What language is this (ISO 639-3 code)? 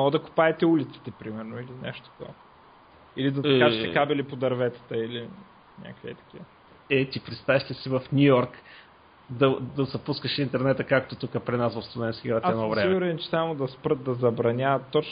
bul